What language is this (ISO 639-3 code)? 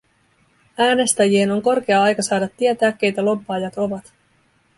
fin